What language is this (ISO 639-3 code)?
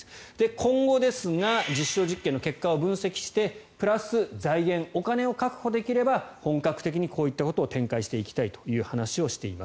jpn